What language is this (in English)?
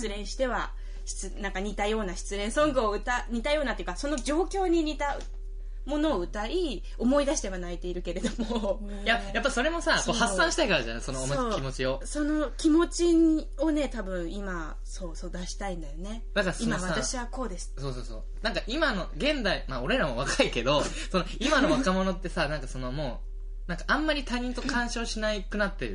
Japanese